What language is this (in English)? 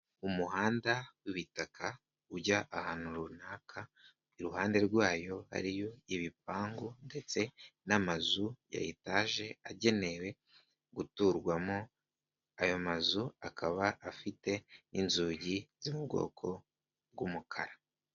Kinyarwanda